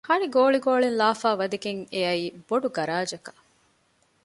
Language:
Divehi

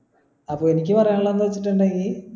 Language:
Malayalam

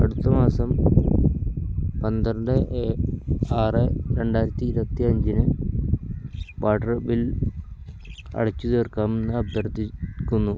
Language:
Malayalam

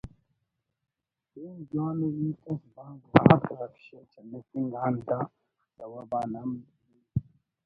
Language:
Brahui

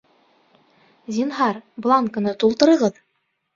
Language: Bashkir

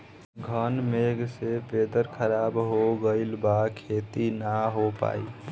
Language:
Bhojpuri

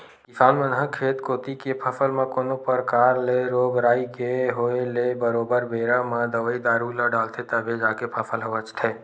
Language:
Chhattisgarhi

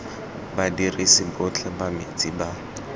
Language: Tswana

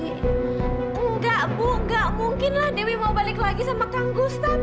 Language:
Indonesian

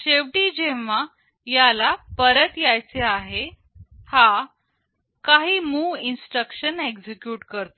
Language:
Marathi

